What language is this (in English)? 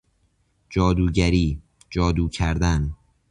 Persian